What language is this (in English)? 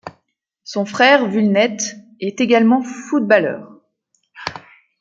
French